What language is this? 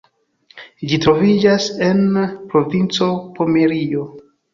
Esperanto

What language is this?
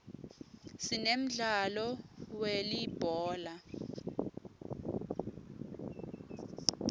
Swati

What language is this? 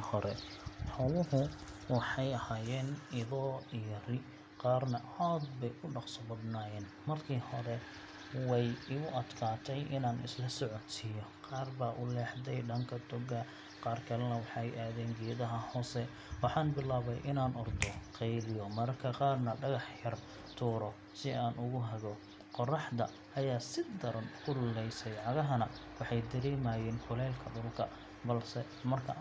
Somali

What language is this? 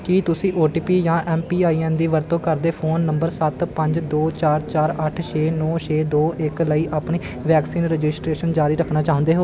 Punjabi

